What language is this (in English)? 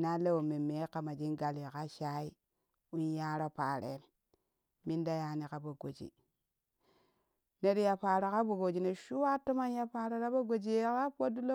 Kushi